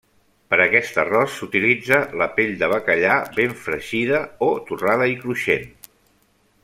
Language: Catalan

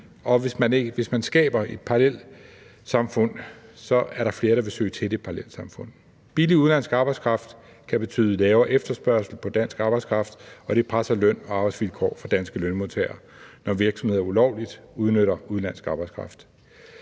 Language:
Danish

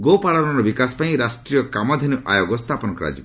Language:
Odia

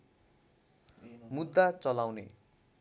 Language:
Nepali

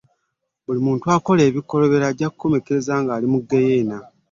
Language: Ganda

